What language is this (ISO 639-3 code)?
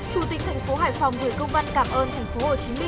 vie